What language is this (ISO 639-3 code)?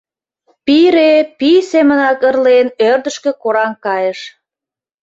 chm